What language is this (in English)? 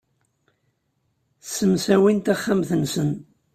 Kabyle